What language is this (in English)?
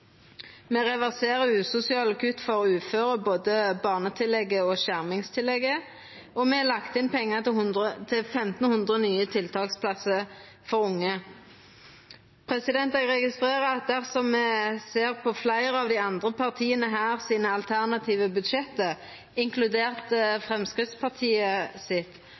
Norwegian Nynorsk